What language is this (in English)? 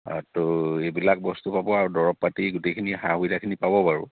Assamese